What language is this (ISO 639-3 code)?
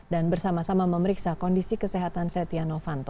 ind